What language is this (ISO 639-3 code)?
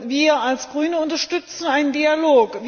deu